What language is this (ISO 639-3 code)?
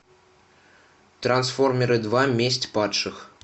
rus